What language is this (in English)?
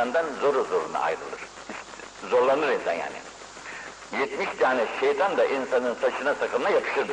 Turkish